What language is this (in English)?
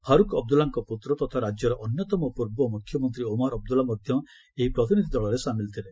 Odia